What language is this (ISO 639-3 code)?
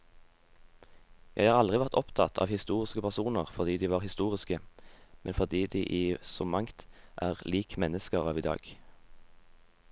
nor